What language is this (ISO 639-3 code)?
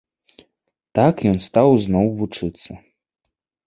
bel